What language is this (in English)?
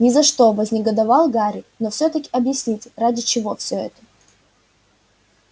Russian